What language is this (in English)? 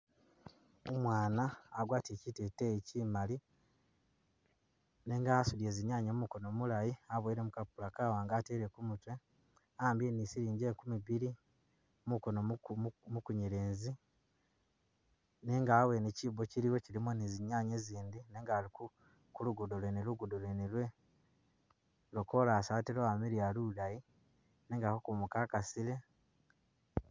Masaaba